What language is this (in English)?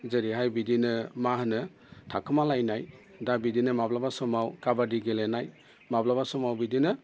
Bodo